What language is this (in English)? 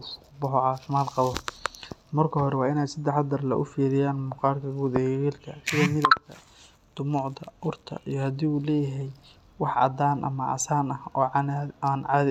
Somali